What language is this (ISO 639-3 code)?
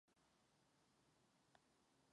ces